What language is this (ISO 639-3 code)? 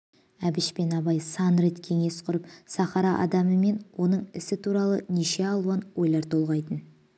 kaz